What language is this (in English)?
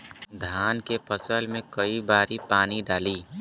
Bhojpuri